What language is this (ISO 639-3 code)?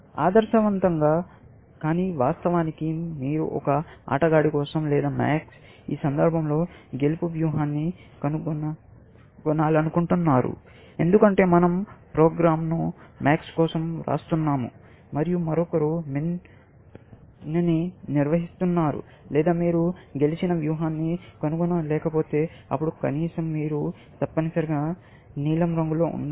tel